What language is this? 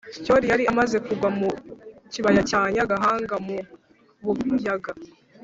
Kinyarwanda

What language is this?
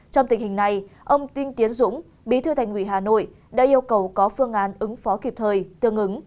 Vietnamese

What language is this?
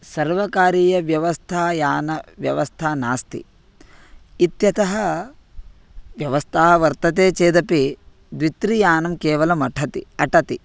Sanskrit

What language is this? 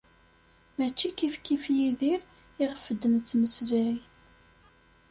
Kabyle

